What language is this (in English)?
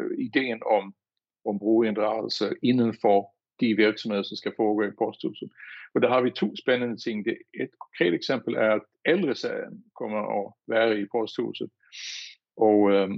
Danish